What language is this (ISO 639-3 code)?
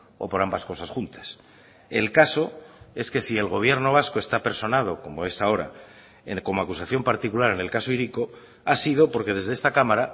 spa